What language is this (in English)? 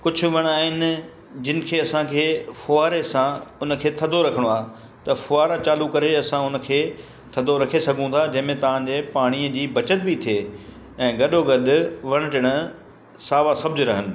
Sindhi